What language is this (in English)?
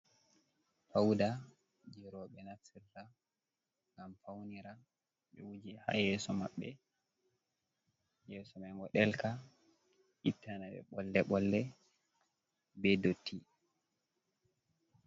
Fula